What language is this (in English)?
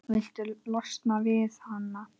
Icelandic